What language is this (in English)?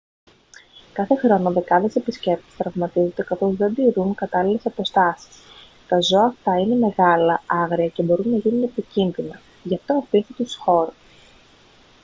Greek